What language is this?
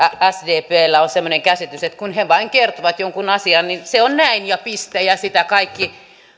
Finnish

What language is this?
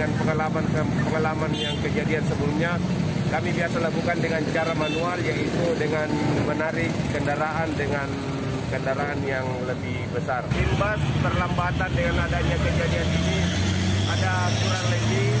Indonesian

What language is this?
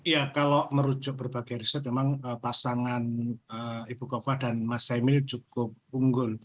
Indonesian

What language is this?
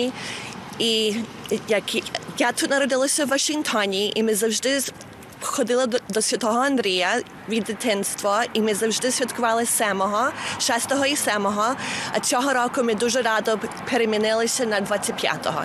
Ukrainian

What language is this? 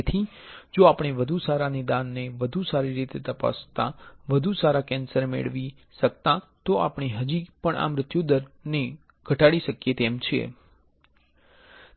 Gujarati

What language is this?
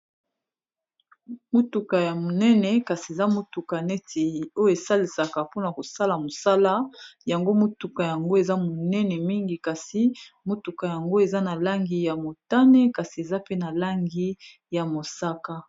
Lingala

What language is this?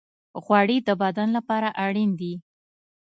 Pashto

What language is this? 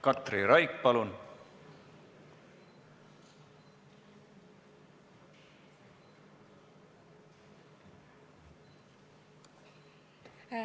Estonian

